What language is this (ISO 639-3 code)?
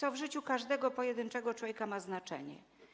pol